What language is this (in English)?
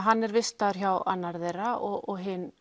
Icelandic